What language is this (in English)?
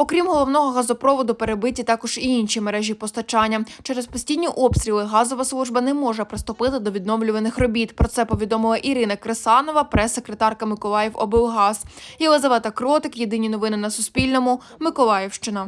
Ukrainian